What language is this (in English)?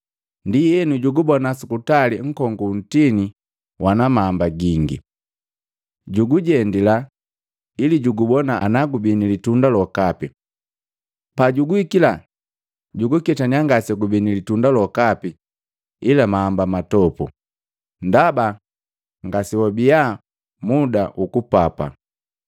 Matengo